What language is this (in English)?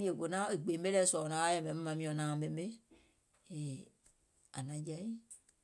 Gola